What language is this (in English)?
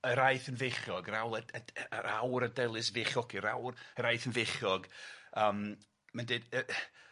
Welsh